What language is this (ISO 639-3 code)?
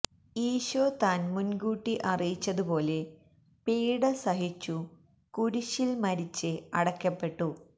mal